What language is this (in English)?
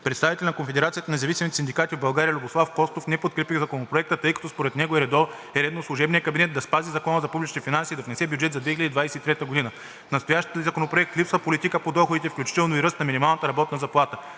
Bulgarian